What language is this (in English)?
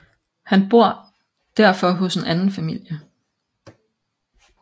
Danish